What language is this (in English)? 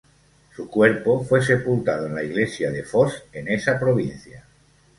Spanish